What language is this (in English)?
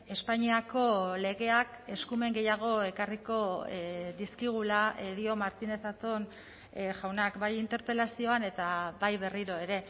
Basque